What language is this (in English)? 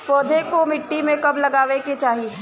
Bhojpuri